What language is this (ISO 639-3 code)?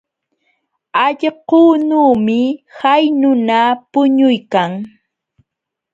qxw